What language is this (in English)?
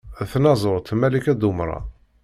Kabyle